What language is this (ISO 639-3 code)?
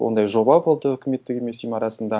kaz